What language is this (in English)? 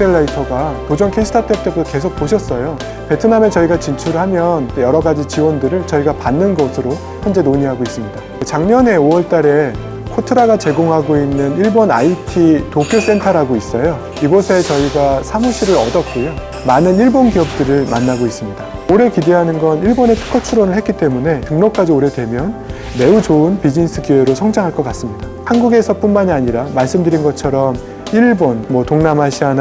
Korean